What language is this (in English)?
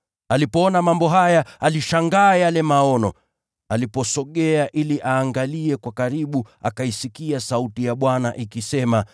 Swahili